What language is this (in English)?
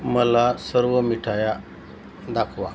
Marathi